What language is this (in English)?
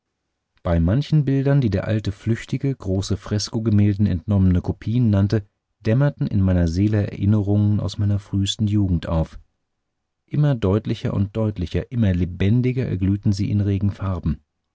German